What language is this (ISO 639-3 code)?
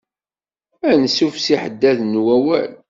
kab